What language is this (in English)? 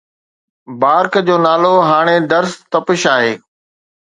Sindhi